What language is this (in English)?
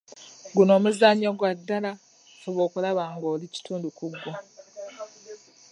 Ganda